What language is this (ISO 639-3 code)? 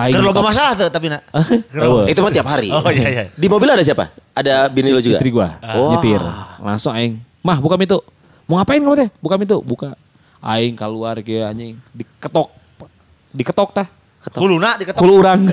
ind